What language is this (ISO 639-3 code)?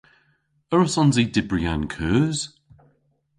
cor